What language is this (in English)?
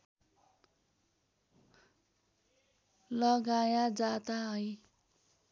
Nepali